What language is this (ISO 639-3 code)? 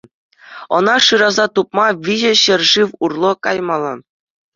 chv